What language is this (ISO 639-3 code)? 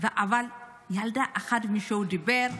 heb